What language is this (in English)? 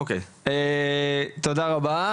Hebrew